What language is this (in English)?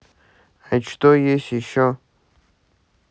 Russian